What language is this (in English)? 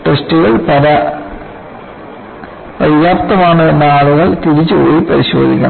Malayalam